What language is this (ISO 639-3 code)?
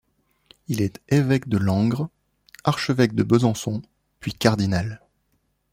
fra